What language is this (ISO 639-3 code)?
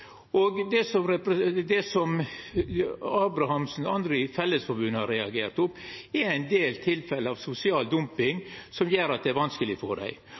nno